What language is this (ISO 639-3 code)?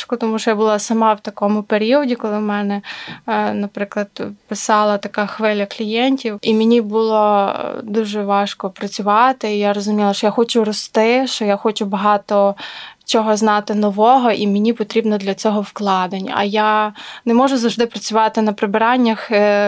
ukr